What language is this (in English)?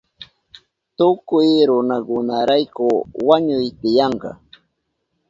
Southern Pastaza Quechua